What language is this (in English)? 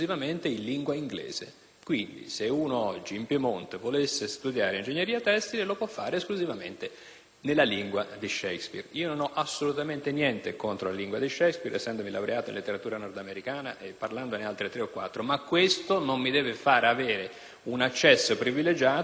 Italian